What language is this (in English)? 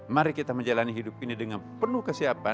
Indonesian